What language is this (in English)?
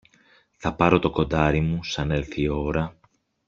Greek